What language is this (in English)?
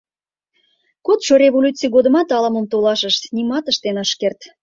Mari